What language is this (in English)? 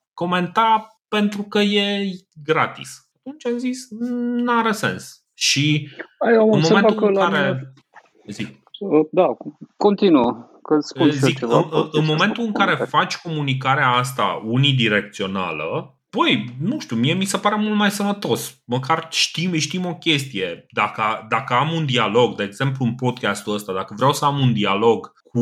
Romanian